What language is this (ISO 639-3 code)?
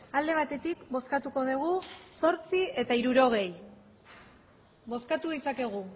eus